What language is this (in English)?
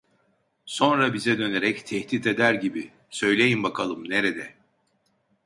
Turkish